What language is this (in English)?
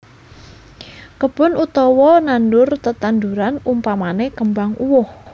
Javanese